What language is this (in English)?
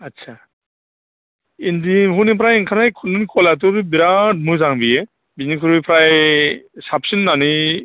Bodo